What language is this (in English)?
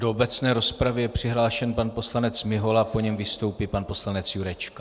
Czech